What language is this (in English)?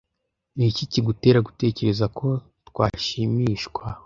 Kinyarwanda